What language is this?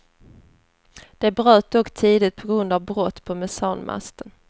Swedish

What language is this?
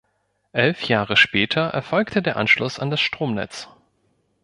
German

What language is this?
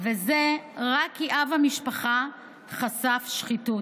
Hebrew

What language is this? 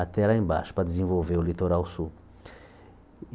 Portuguese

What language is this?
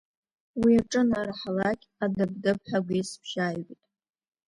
Abkhazian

